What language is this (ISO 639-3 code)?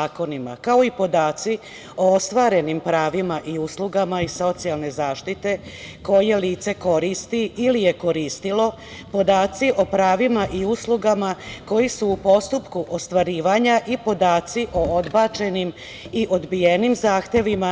srp